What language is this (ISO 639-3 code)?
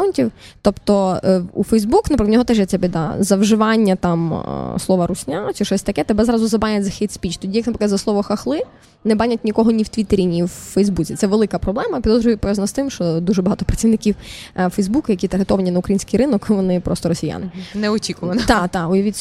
ukr